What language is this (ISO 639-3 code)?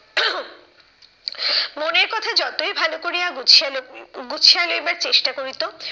ben